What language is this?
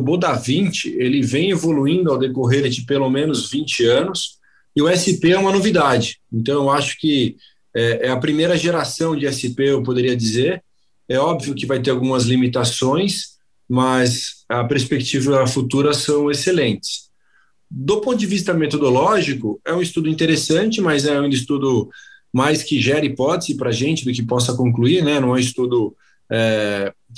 Portuguese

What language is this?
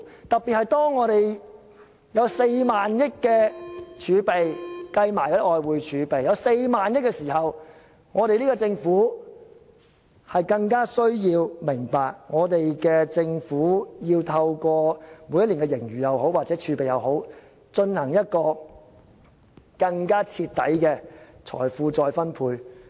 Cantonese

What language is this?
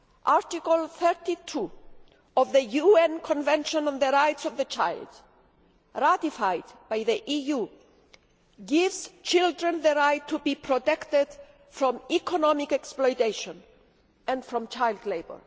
English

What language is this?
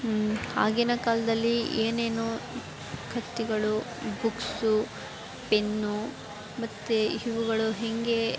Kannada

